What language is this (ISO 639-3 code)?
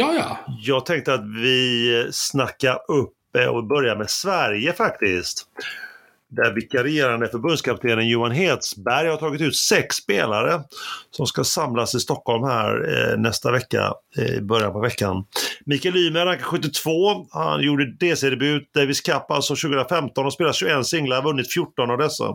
swe